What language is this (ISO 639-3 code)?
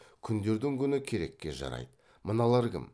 kaz